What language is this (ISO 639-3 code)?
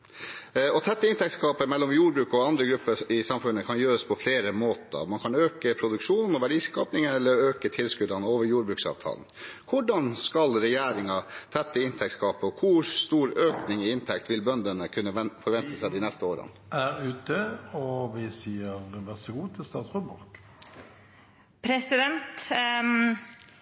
nob